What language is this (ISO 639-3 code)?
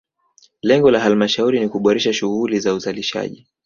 swa